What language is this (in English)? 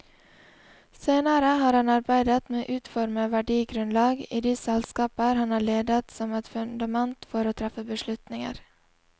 Norwegian